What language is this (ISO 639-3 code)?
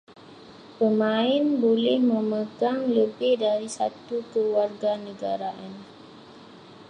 msa